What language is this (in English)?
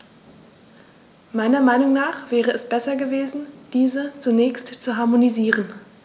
German